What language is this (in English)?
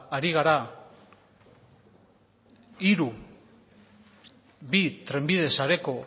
Basque